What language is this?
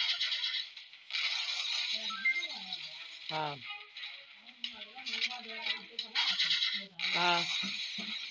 Romanian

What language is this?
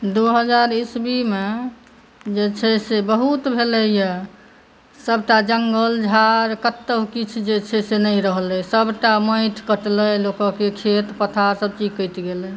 Maithili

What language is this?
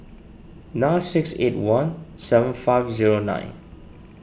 English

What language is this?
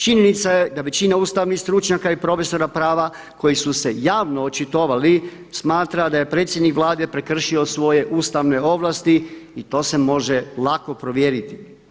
Croatian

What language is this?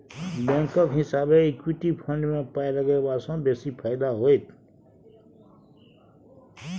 Maithili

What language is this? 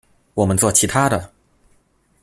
Chinese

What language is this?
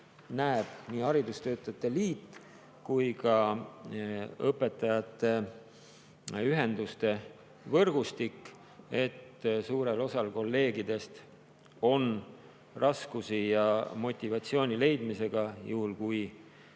Estonian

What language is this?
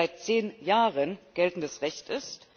German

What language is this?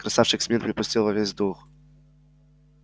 Russian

